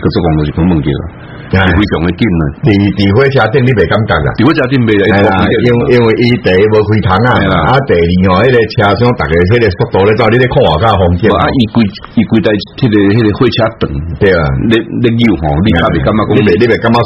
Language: Chinese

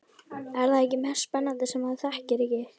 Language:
Icelandic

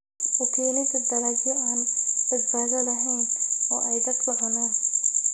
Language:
Somali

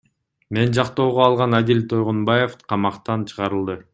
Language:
Kyrgyz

